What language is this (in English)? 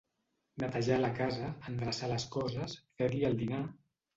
Catalan